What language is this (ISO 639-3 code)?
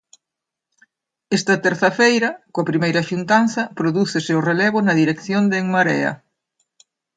glg